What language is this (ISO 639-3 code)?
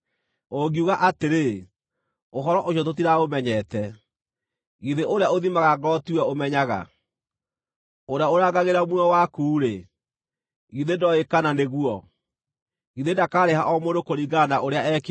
kik